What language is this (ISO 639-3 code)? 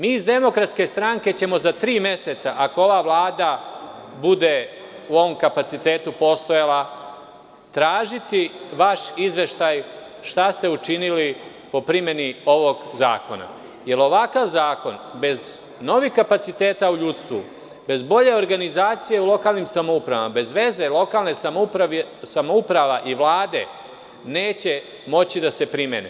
srp